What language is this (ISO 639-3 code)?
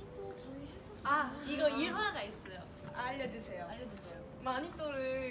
kor